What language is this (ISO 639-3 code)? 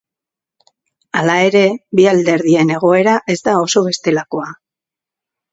eus